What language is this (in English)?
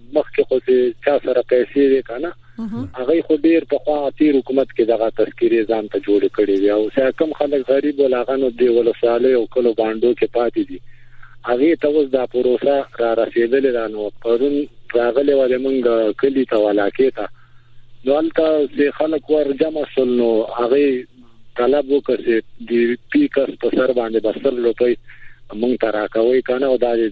Persian